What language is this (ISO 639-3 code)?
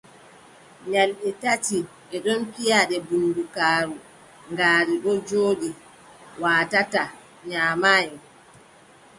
fub